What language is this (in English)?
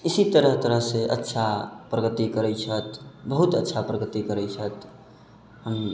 Maithili